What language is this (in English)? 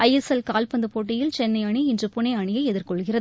Tamil